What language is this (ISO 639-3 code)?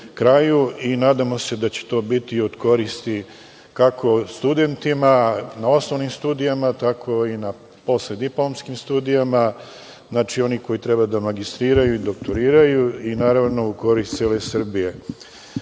srp